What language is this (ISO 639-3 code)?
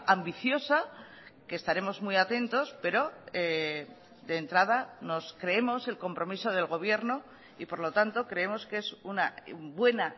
spa